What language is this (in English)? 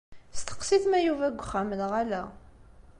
Kabyle